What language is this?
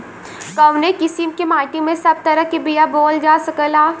Bhojpuri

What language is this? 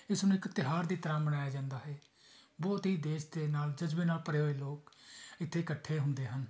Punjabi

